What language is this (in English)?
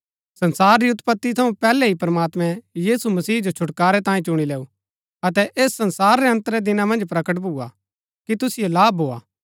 Gaddi